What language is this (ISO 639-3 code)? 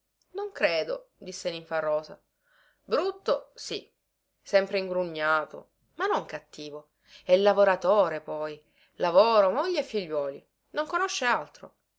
ita